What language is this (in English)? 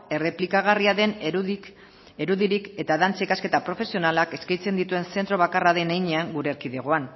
Basque